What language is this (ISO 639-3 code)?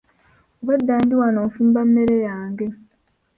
lug